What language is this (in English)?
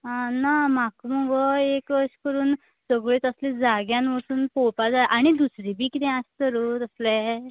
Konkani